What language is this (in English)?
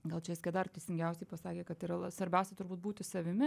Lithuanian